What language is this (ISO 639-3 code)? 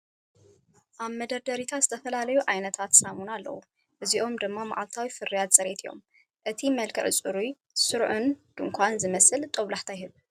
tir